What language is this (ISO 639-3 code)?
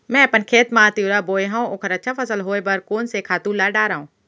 hne